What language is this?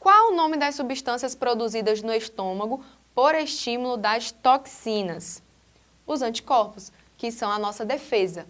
Portuguese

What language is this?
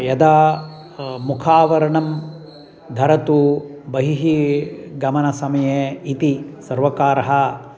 Sanskrit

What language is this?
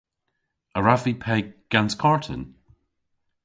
Cornish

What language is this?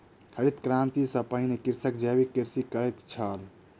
Maithili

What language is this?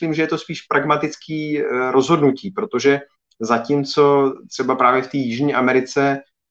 Czech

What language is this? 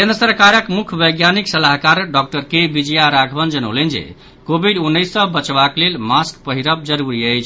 Maithili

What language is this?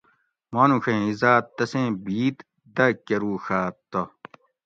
Gawri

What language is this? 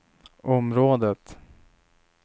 Swedish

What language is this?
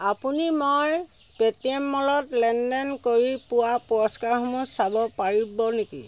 Assamese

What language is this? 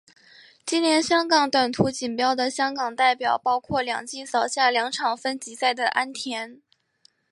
Chinese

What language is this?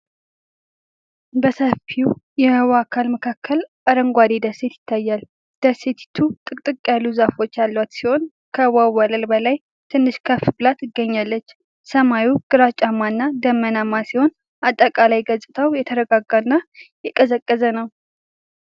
Amharic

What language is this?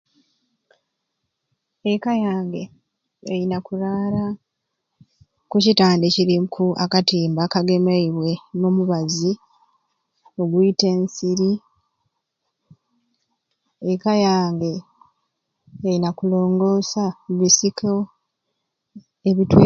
Ruuli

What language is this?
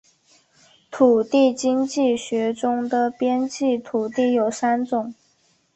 Chinese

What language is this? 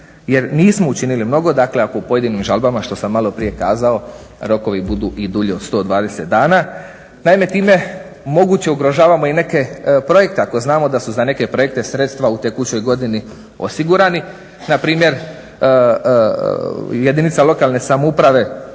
Croatian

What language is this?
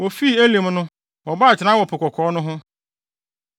Akan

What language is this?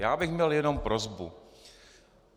Czech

